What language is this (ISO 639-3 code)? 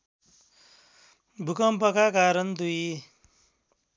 nep